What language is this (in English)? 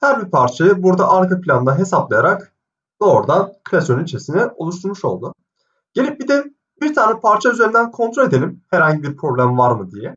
Turkish